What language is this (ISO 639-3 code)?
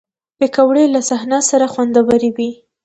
pus